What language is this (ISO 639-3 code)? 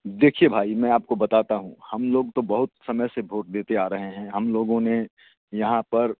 hin